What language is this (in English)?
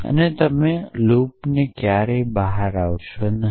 Gujarati